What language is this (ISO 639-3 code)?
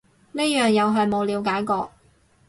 yue